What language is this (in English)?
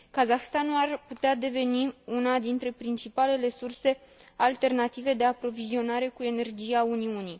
Romanian